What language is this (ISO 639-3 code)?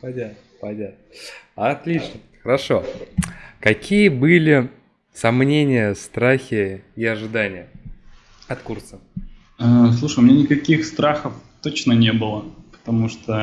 rus